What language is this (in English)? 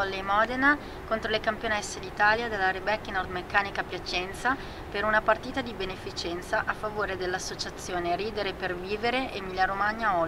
Italian